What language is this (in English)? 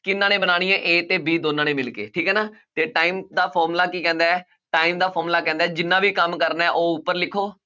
Punjabi